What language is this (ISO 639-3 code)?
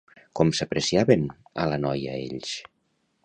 cat